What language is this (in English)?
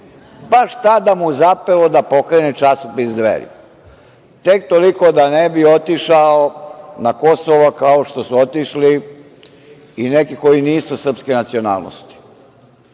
Serbian